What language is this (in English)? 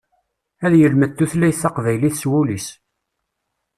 Kabyle